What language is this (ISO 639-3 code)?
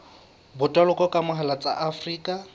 sot